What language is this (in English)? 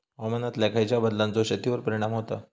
Marathi